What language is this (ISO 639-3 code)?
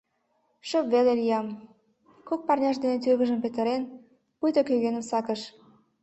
chm